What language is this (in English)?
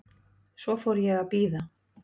Icelandic